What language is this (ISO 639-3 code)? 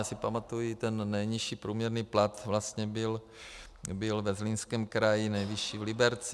ces